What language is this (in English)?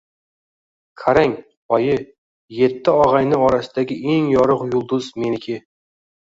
Uzbek